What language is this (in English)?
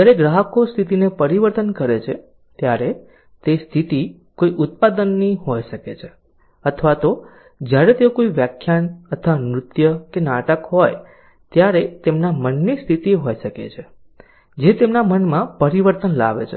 Gujarati